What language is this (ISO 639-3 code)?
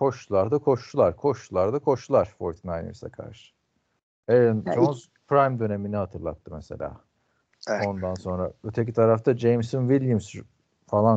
tur